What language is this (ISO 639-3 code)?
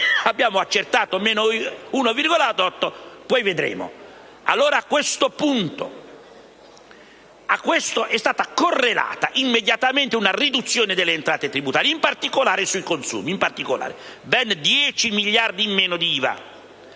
ita